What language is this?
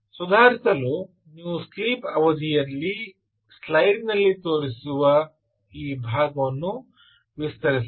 Kannada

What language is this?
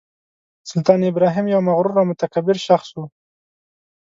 Pashto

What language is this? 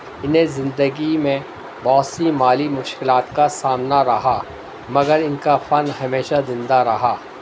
Urdu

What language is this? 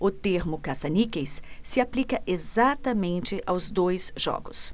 Portuguese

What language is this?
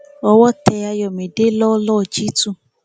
Yoruba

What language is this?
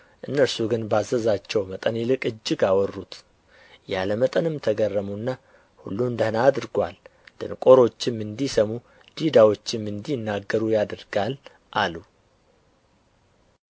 Amharic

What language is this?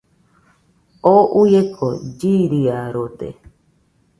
Nüpode Huitoto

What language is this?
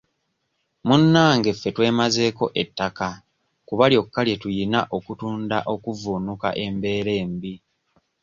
Ganda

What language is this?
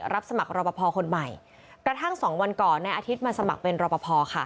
Thai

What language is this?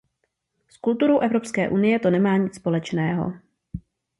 Czech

